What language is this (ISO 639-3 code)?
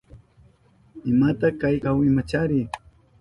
qup